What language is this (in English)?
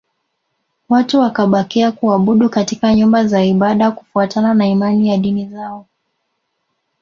Swahili